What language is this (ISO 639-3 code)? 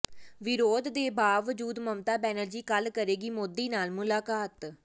pan